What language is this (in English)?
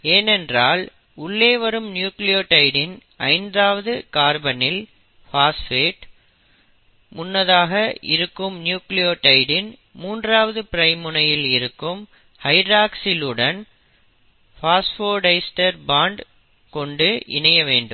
Tamil